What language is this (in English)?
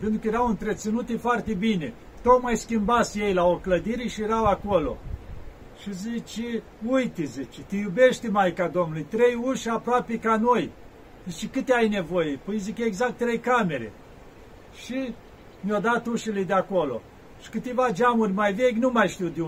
Romanian